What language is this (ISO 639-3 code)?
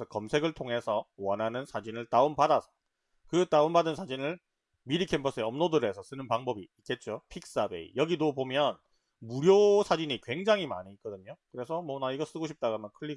kor